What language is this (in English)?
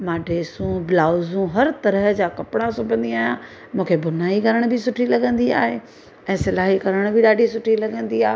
Sindhi